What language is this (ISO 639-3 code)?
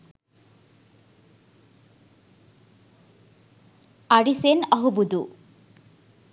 sin